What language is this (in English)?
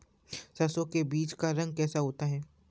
Hindi